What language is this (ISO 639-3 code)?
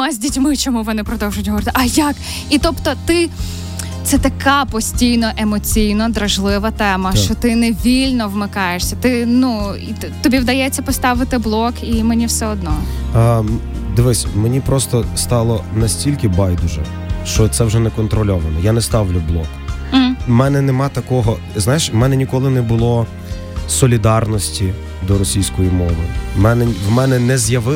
ukr